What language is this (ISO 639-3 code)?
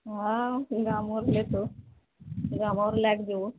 mai